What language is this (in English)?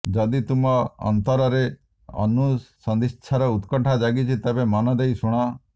Odia